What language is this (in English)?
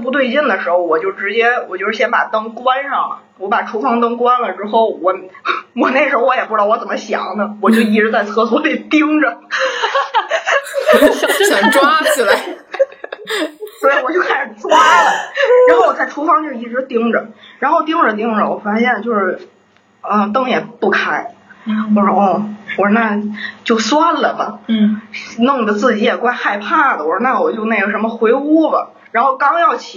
Chinese